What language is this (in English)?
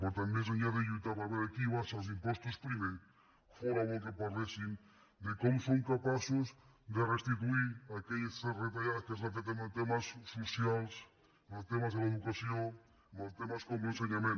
Catalan